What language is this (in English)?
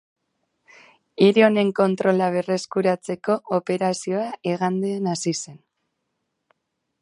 Basque